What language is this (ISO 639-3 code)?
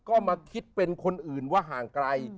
tha